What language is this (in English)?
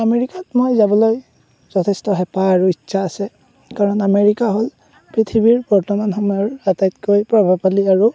Assamese